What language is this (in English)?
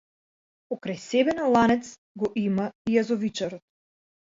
Macedonian